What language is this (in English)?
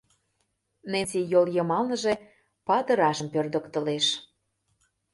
Mari